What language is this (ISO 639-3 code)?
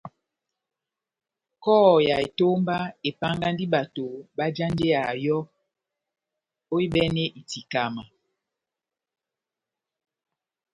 bnm